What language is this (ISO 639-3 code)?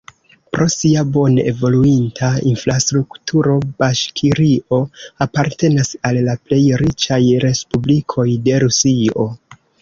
epo